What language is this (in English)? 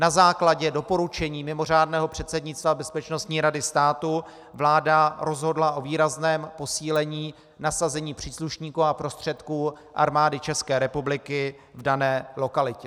Czech